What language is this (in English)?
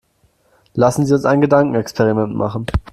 German